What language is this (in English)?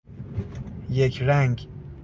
Persian